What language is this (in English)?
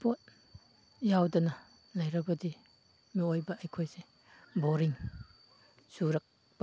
Manipuri